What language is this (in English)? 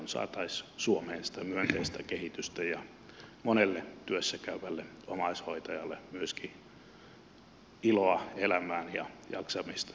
Finnish